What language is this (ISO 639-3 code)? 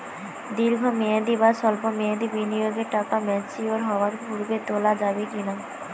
ben